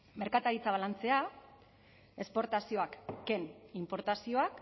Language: Basque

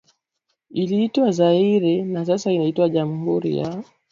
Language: Swahili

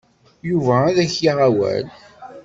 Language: Kabyle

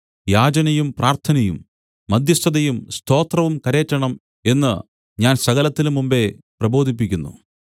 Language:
Malayalam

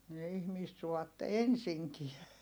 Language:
Finnish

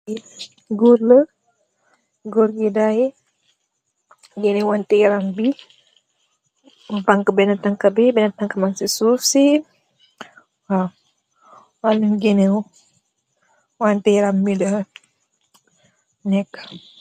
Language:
Wolof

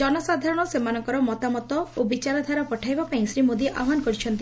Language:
Odia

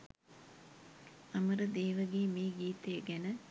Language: Sinhala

